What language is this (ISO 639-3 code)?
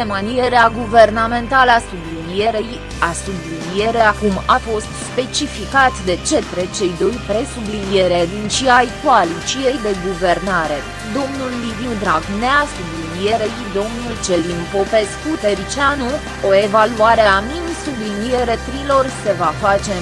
ron